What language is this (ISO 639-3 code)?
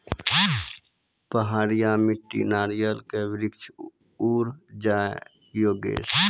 mai